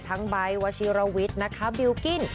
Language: Thai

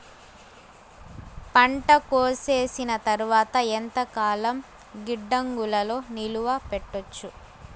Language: Telugu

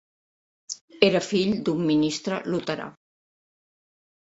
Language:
Catalan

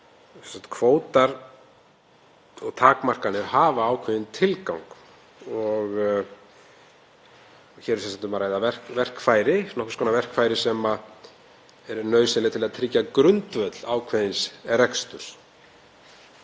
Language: Icelandic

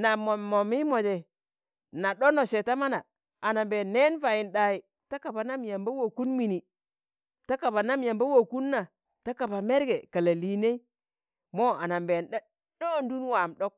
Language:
Tangale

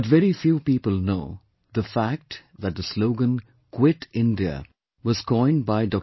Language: English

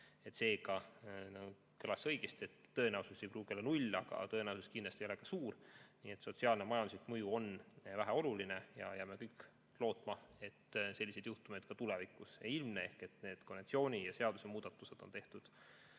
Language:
Estonian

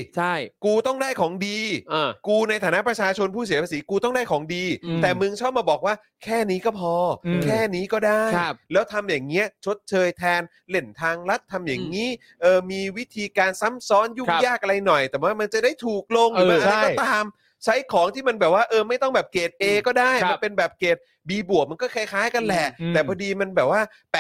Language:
Thai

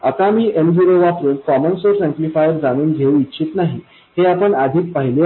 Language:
Marathi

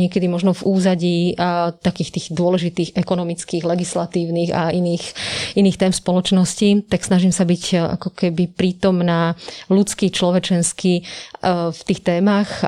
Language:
Slovak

